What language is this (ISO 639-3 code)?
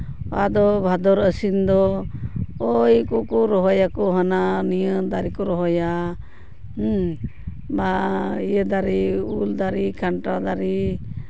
sat